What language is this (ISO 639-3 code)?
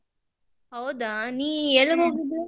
kan